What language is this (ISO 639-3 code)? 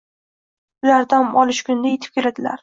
uzb